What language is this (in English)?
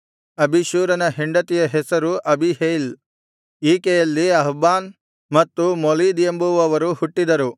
Kannada